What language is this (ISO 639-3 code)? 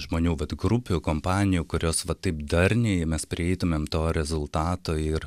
lit